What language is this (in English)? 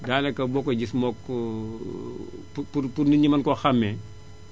Wolof